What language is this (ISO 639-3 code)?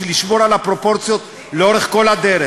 heb